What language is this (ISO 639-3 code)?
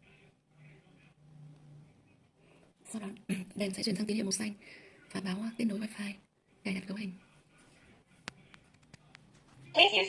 vie